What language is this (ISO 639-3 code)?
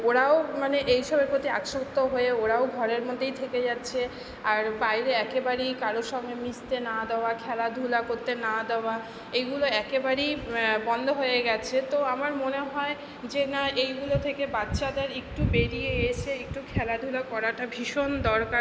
ben